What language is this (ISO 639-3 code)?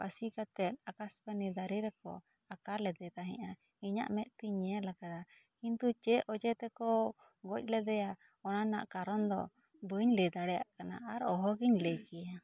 sat